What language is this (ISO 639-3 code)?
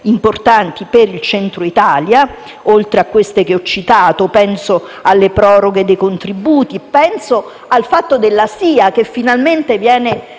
ita